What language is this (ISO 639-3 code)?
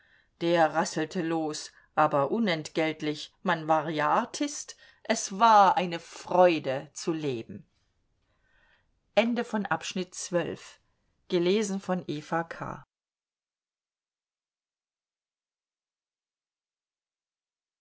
deu